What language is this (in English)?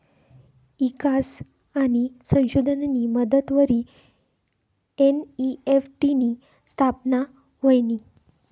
Marathi